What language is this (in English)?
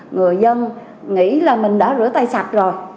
Vietnamese